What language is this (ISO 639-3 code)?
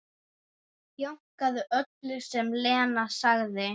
isl